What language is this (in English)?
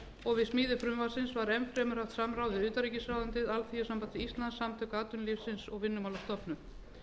Icelandic